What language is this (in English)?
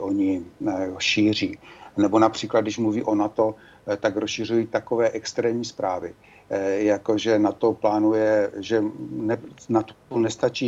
Czech